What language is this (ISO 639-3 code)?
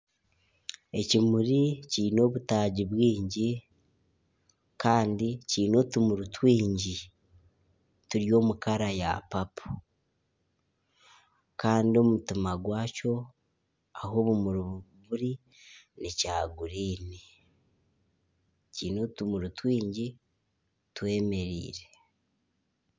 nyn